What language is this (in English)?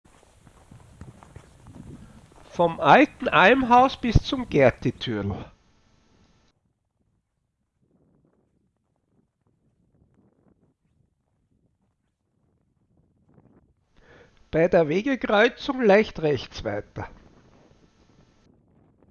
German